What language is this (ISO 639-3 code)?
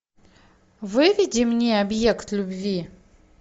rus